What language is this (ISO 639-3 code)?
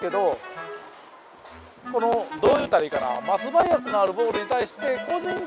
jpn